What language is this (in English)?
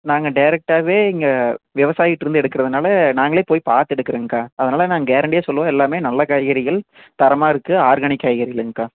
Tamil